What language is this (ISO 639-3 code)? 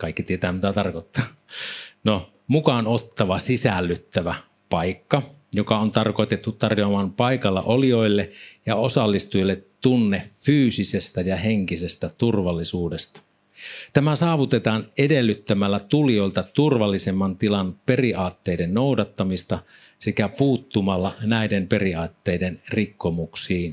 fin